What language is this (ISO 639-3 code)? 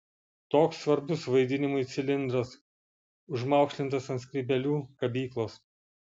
lit